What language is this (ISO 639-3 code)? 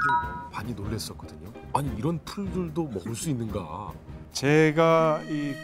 kor